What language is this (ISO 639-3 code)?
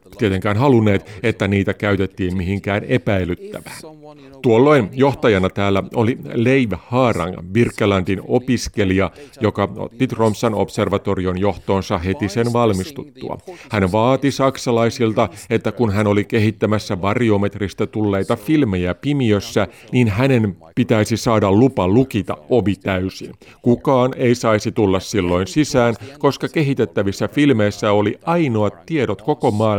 fin